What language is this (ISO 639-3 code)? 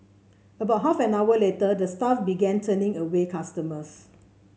eng